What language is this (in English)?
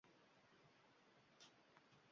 Uzbek